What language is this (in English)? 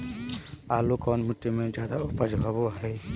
Magahi